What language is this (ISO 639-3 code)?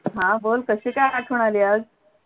mar